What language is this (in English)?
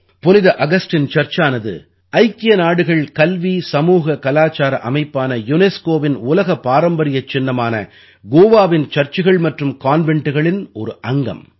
Tamil